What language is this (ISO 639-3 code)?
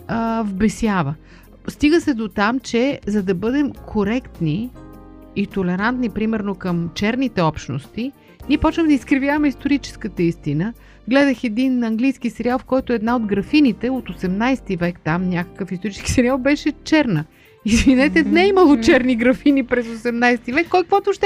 bul